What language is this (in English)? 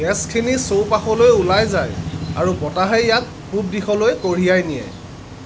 Assamese